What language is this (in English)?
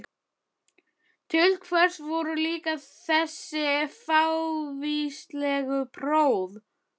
Icelandic